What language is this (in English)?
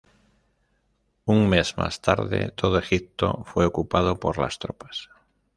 Spanish